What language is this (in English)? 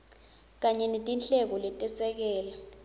Swati